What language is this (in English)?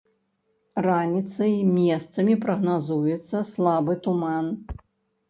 Belarusian